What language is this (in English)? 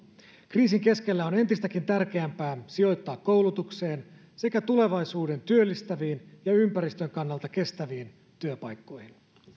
Finnish